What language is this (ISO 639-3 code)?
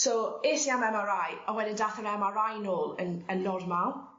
cym